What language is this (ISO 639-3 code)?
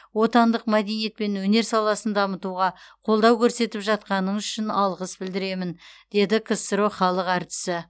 kaz